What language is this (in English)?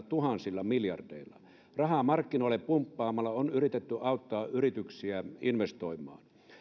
Finnish